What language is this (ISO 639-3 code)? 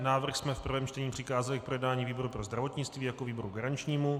ces